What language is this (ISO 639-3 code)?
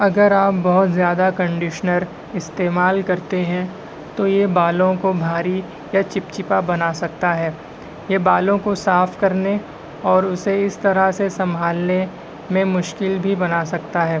urd